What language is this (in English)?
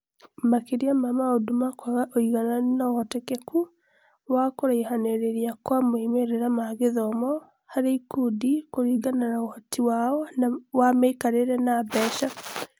Kikuyu